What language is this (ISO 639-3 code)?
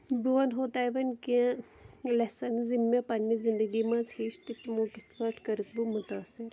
kas